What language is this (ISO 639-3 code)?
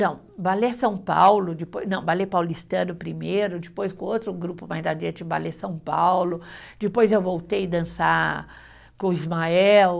por